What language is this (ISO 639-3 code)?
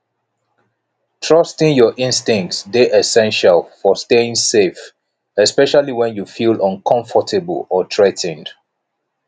pcm